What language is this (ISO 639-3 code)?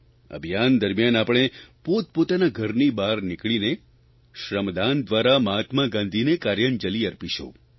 guj